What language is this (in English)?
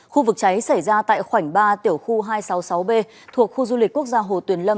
Vietnamese